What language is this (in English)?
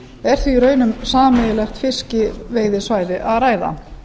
Icelandic